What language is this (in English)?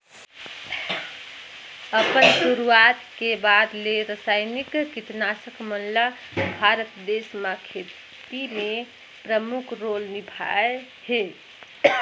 Chhattisgarhi